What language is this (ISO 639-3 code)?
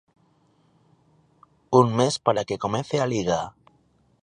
glg